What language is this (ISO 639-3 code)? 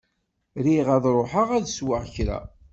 kab